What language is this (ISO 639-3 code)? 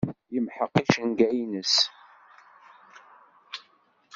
kab